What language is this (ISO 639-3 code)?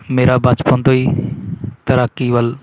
pan